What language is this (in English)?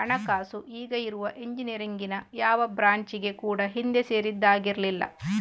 Kannada